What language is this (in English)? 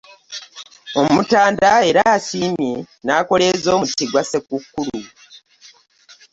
Ganda